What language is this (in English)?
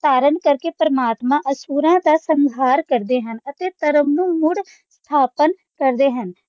Punjabi